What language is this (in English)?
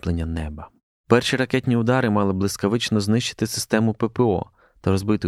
Ukrainian